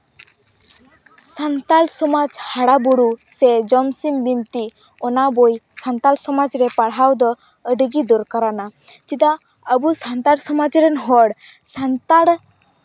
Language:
Santali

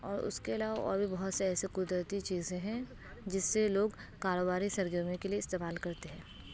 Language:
Urdu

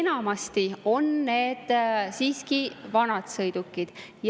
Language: Estonian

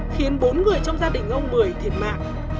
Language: Vietnamese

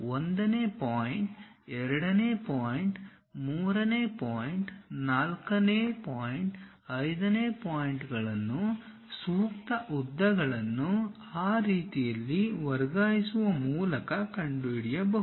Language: Kannada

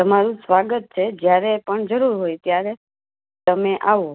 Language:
Gujarati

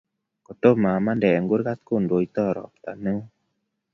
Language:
Kalenjin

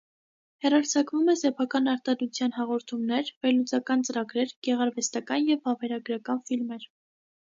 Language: Armenian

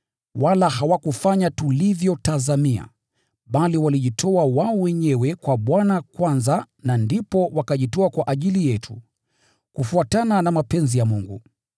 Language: Swahili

